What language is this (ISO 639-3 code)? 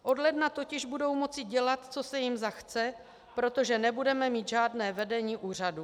ces